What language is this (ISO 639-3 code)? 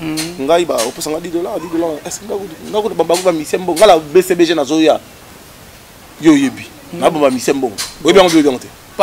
fra